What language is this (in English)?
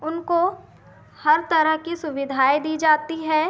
Hindi